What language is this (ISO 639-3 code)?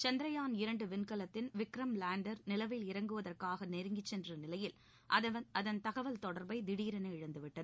tam